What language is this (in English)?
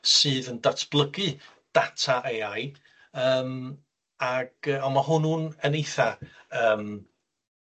Welsh